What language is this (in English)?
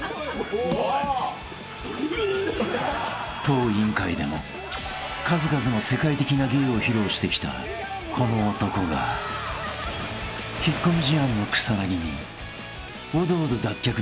Japanese